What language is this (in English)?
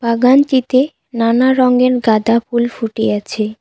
Bangla